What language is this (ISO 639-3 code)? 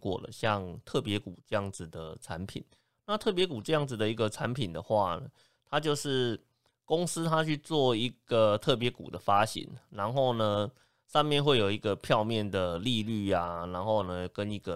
zho